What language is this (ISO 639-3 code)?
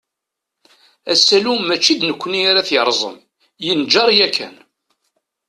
kab